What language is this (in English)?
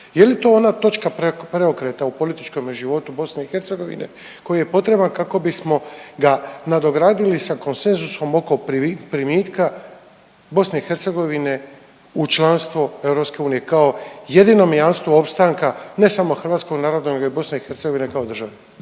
Croatian